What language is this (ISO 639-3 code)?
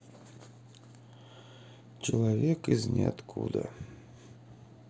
rus